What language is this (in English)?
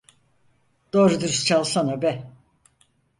Turkish